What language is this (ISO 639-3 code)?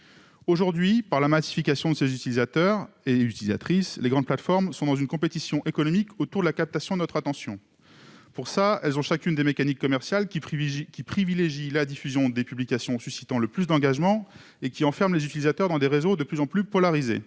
fra